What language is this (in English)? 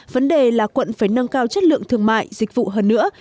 Vietnamese